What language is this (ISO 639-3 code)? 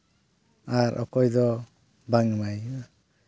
sat